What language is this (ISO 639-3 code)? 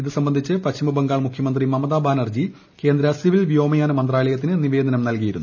mal